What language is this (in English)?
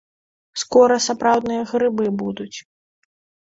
Belarusian